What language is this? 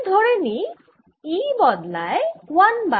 Bangla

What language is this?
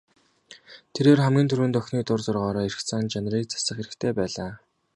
Mongolian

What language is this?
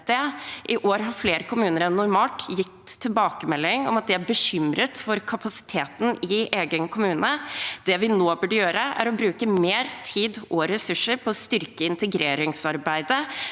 Norwegian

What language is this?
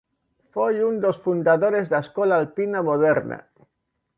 Galician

